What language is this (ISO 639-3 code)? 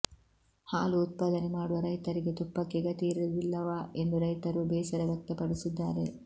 kan